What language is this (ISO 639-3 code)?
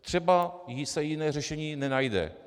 ces